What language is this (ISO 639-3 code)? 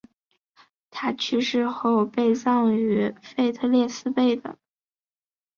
zho